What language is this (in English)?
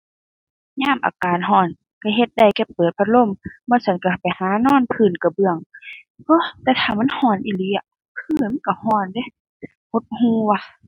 Thai